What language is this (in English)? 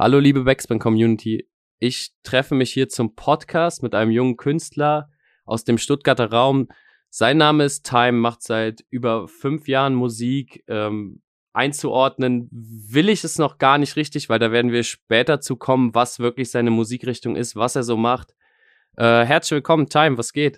German